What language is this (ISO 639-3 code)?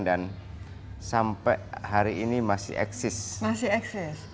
ind